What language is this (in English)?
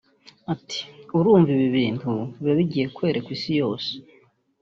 Kinyarwanda